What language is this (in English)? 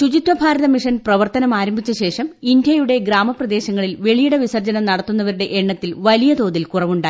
Malayalam